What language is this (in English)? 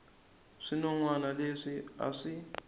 Tsonga